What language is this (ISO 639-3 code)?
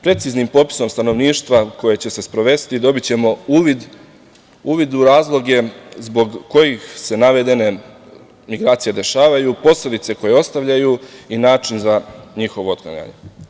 srp